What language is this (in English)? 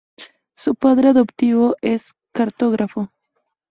Spanish